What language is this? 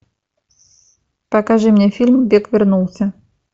Russian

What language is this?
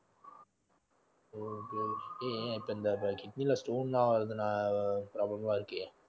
Tamil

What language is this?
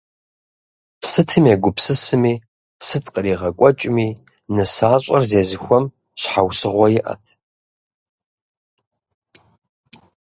Kabardian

